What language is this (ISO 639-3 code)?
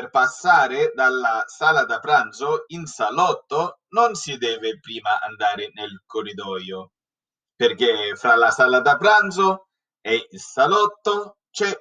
ita